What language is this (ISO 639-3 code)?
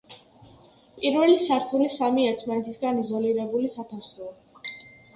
kat